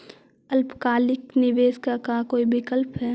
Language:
Magahi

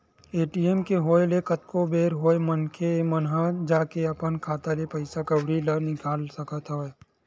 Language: Chhattisgarhi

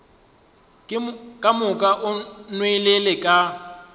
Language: Northern Sotho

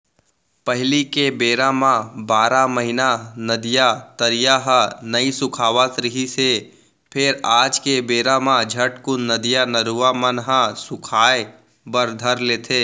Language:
Chhattisgarhi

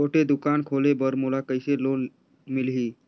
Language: Chhattisgarhi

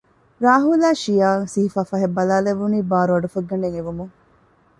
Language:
Divehi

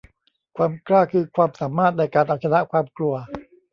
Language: Thai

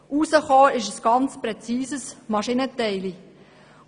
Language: Swiss German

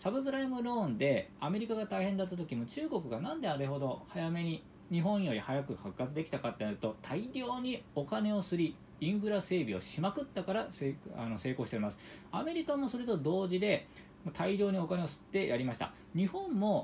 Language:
Japanese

